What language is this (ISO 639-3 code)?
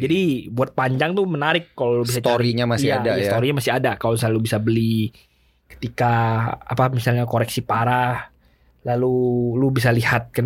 ind